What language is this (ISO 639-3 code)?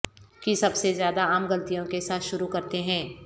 urd